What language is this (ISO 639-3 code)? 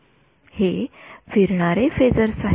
mar